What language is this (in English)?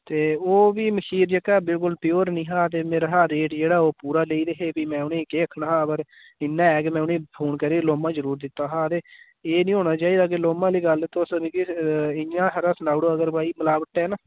Dogri